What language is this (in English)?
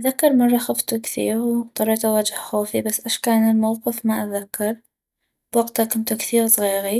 North Mesopotamian Arabic